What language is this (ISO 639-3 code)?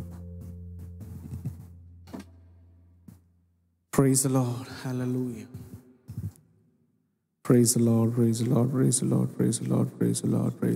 hin